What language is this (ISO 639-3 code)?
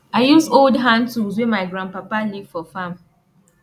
pcm